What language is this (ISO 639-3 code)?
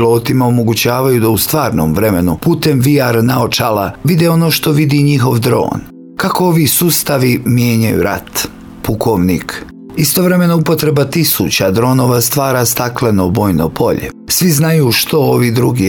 hrv